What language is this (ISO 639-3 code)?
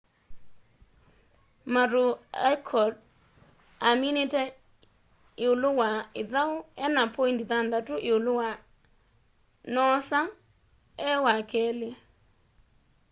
kam